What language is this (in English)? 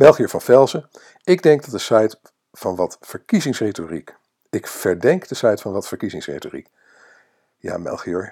Dutch